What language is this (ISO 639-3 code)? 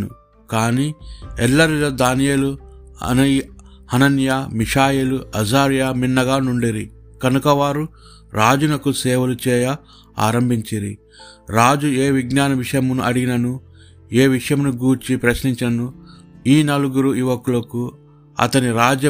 tel